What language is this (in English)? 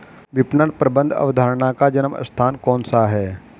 Hindi